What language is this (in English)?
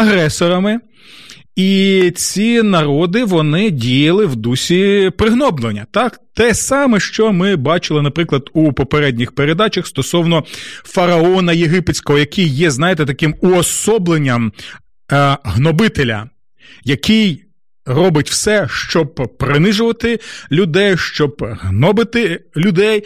Ukrainian